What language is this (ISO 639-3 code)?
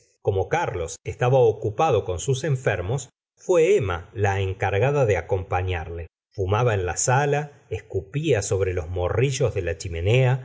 spa